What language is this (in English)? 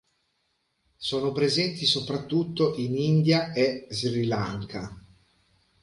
Italian